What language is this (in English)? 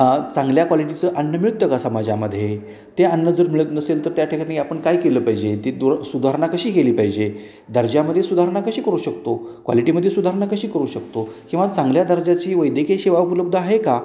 Marathi